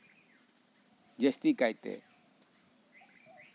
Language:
Santali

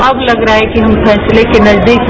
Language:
Hindi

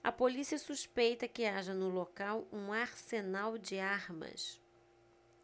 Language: Portuguese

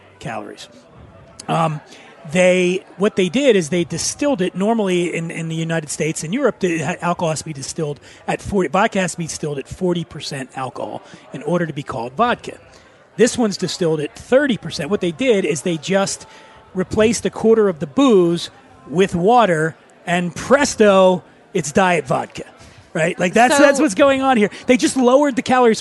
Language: English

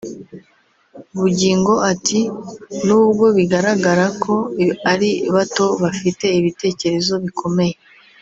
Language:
Kinyarwanda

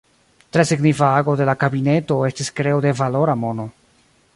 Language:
Esperanto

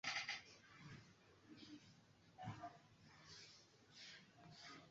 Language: Swahili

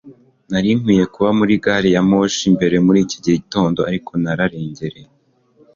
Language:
Kinyarwanda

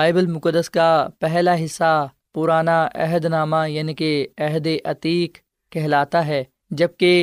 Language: Urdu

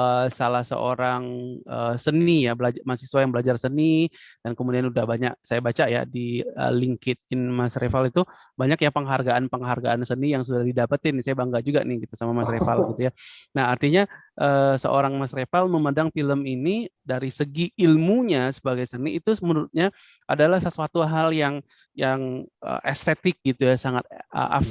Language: Indonesian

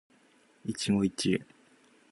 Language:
Japanese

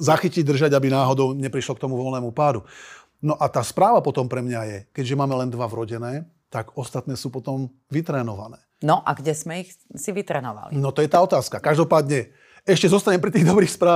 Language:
Slovak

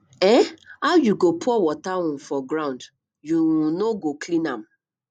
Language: Nigerian Pidgin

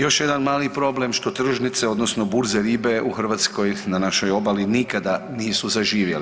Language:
Croatian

